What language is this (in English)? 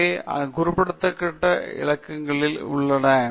Tamil